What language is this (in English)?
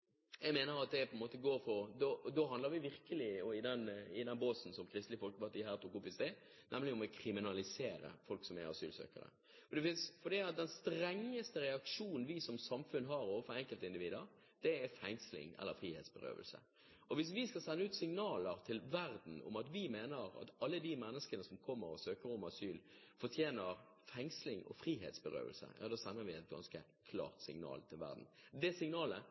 Norwegian Bokmål